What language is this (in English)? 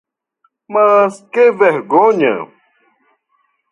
Portuguese